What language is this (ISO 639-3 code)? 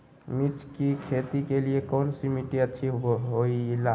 mag